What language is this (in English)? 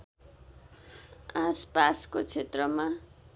Nepali